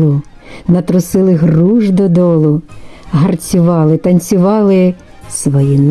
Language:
Ukrainian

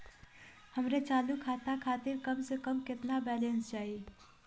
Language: Bhojpuri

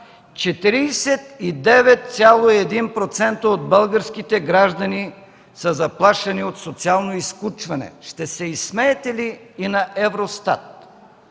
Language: Bulgarian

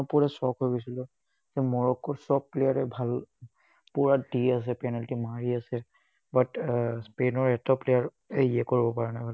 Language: Assamese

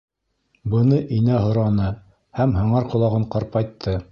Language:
Bashkir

